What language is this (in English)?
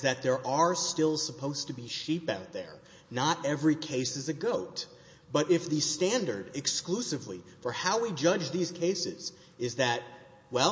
English